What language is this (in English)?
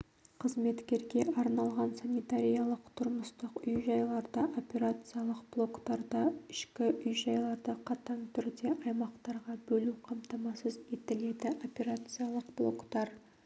Kazakh